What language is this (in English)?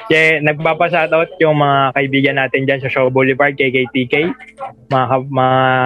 Filipino